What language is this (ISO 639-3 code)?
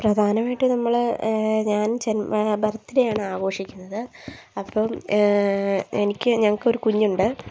mal